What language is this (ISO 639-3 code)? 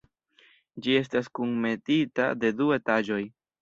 epo